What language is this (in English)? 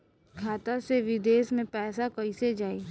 Bhojpuri